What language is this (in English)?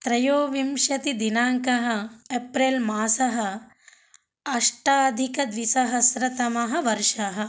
Sanskrit